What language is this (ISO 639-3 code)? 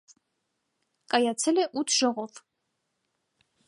hye